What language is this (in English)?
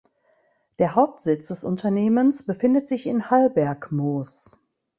German